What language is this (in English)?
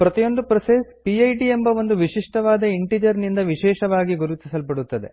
Kannada